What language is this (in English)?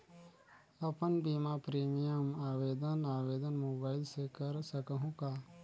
Chhattisgarhi